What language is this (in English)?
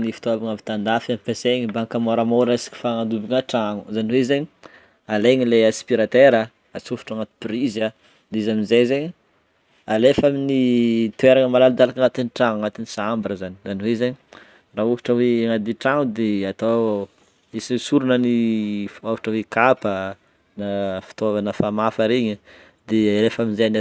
Northern Betsimisaraka Malagasy